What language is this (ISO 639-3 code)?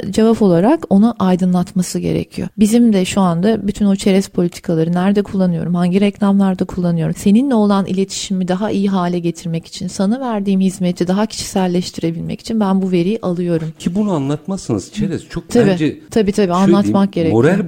tur